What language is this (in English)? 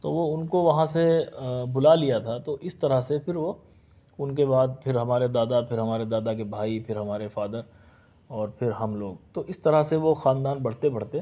Urdu